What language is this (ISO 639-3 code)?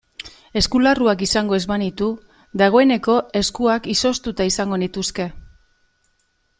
eus